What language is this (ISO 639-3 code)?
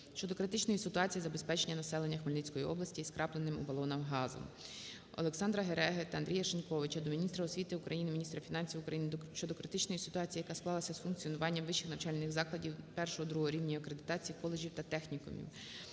ukr